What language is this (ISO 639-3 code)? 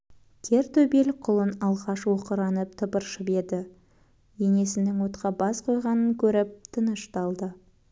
kaz